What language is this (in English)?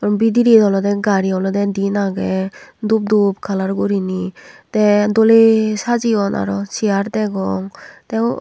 Chakma